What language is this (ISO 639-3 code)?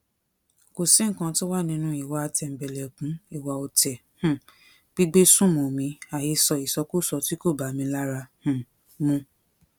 yor